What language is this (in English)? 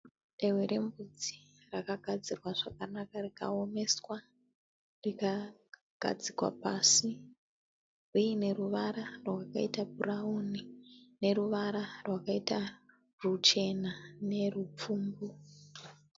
Shona